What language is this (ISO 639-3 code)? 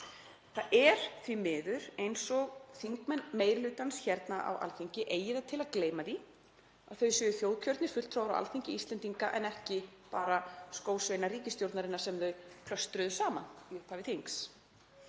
isl